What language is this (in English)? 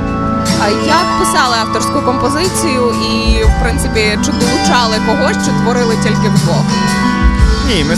Ukrainian